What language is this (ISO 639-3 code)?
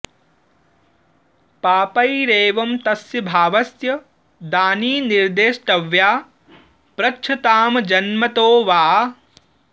san